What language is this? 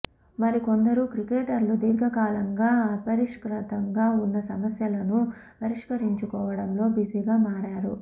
Telugu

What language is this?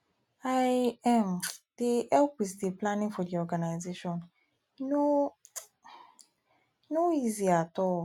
Nigerian Pidgin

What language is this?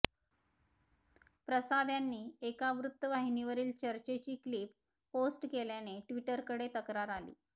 Marathi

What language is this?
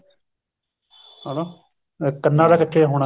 Punjabi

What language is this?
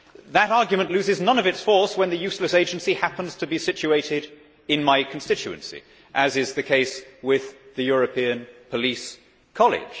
English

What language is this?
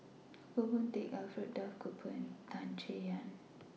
English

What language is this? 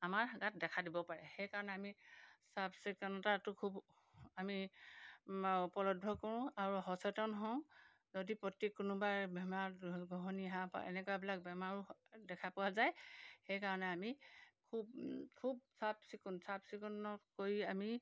Assamese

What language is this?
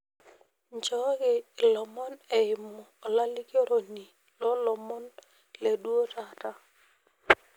Masai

